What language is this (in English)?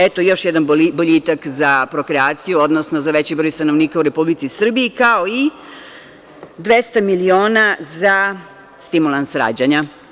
Serbian